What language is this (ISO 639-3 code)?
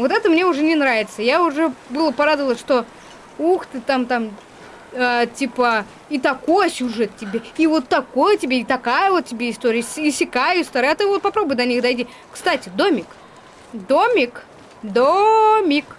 rus